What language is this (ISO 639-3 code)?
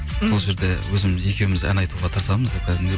kaz